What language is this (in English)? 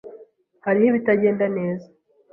Kinyarwanda